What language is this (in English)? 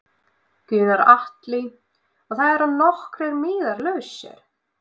Icelandic